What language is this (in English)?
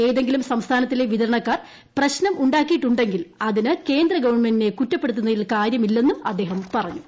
Malayalam